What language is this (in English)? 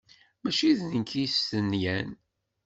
Kabyle